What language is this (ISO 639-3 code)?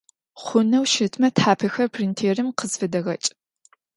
ady